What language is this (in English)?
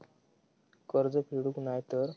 Marathi